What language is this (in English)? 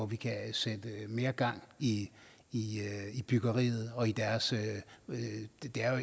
Danish